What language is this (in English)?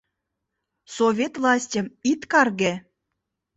Mari